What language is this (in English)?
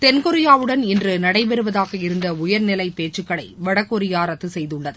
Tamil